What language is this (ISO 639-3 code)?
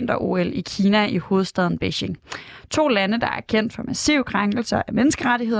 dan